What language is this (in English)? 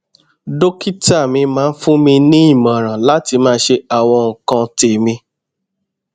Yoruba